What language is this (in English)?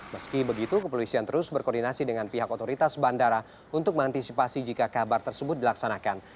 Indonesian